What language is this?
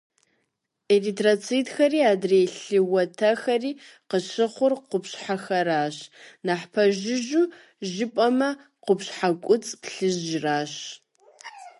Kabardian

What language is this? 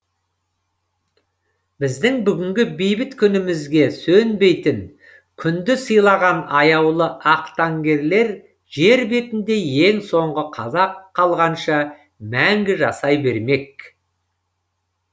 Kazakh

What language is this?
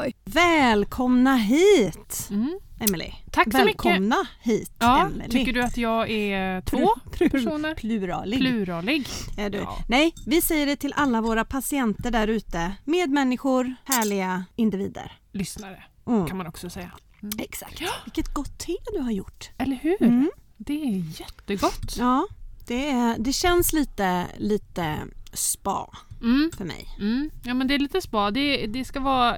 Swedish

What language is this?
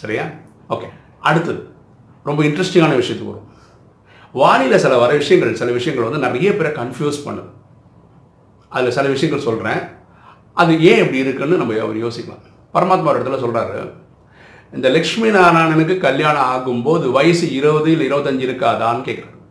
Tamil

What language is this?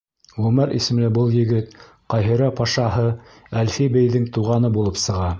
Bashkir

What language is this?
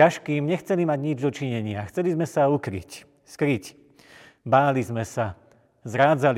Slovak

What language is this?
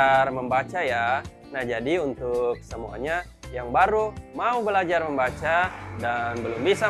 Indonesian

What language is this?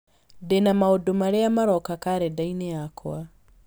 Kikuyu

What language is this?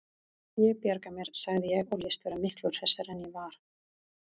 Icelandic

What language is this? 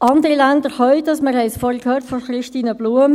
Swiss German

